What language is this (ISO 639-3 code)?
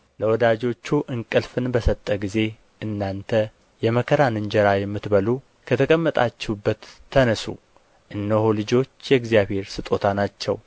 amh